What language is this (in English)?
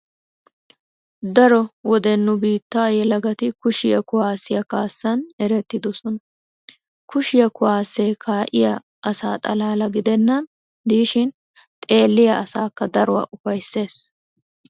Wolaytta